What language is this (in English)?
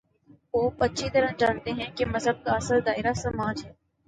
Urdu